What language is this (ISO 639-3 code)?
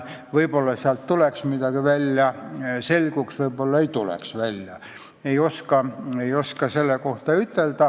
est